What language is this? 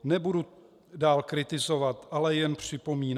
Czech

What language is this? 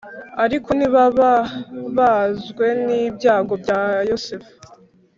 Kinyarwanda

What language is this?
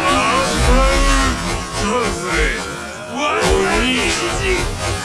Japanese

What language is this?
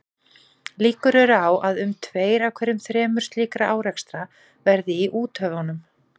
Icelandic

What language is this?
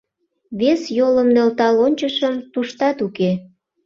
Mari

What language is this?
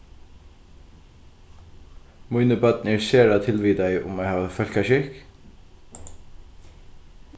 Faroese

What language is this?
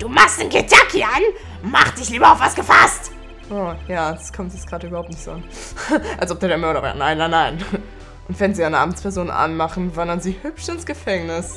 German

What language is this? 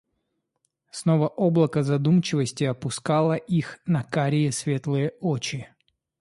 Russian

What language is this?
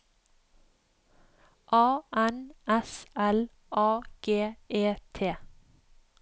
Norwegian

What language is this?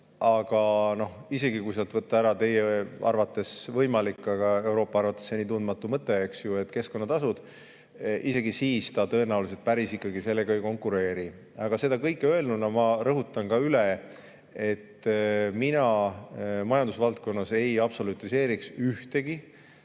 Estonian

